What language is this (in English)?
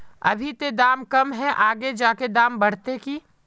Magahi